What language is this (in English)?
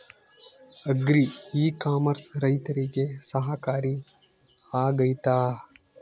Kannada